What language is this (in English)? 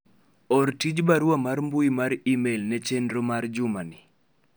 Luo (Kenya and Tanzania)